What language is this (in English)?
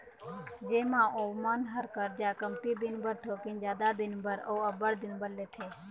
Chhattisgarhi